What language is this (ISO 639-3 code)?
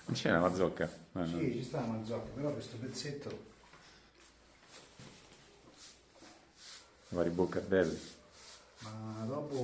ita